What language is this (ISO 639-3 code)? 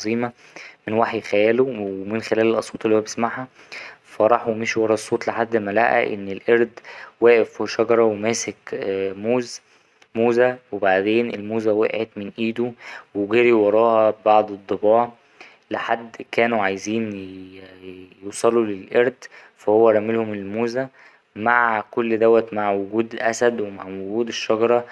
arz